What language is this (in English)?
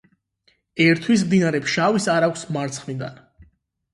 Georgian